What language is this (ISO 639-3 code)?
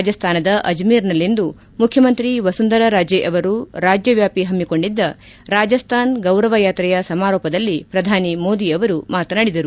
kan